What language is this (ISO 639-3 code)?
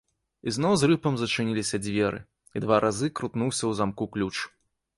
bel